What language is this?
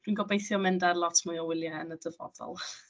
Welsh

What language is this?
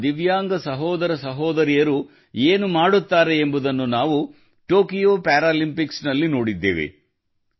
Kannada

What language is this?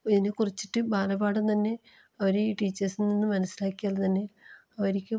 Malayalam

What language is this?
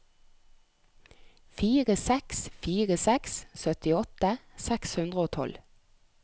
Norwegian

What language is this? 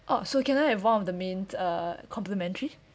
English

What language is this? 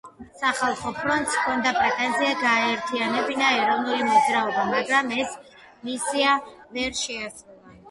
Georgian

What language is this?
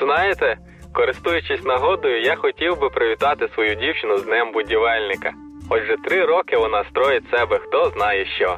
Ukrainian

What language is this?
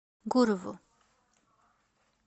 Russian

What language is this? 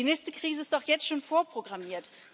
German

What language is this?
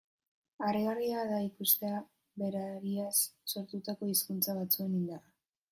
Basque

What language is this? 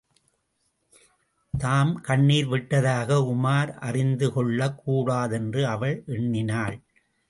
Tamil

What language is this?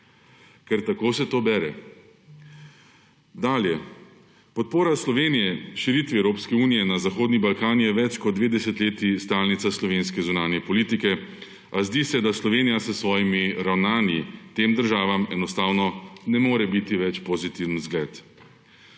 Slovenian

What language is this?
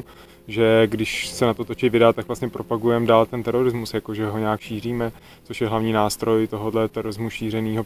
Czech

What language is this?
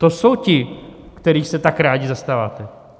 Czech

